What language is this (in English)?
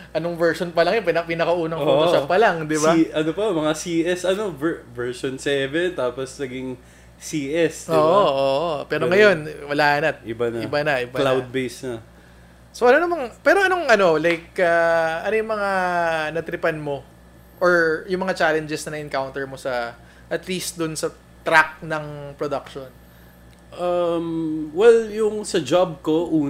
Filipino